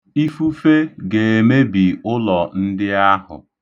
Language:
Igbo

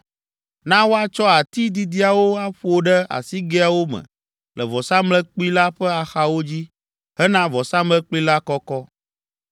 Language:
Ewe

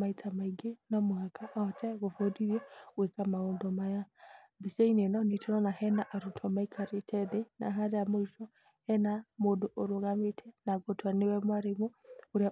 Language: Kikuyu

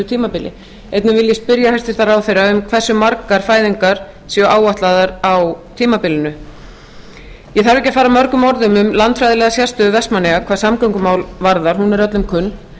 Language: Icelandic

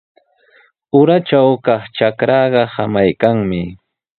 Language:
Sihuas Ancash Quechua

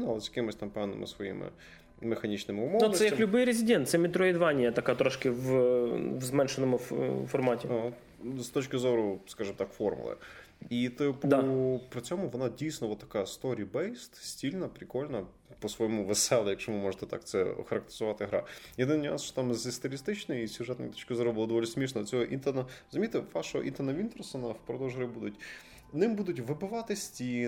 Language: Ukrainian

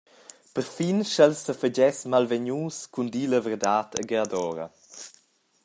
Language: Romansh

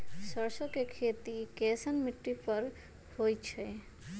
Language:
Magahi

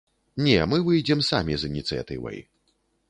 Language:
Belarusian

